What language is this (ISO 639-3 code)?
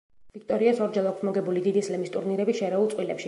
kat